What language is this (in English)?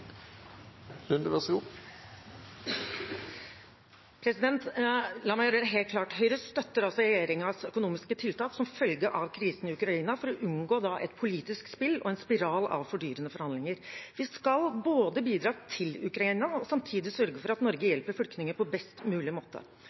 Norwegian